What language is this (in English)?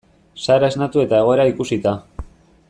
Basque